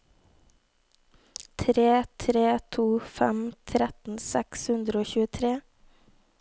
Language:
Norwegian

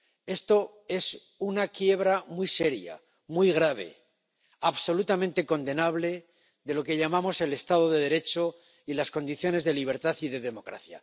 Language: Spanish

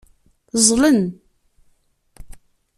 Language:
Kabyle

